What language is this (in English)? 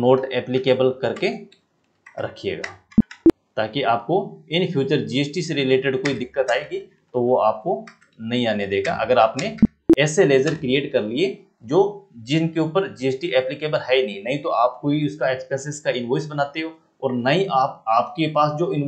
Hindi